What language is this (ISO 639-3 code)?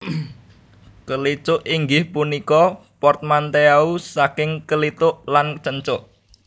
jav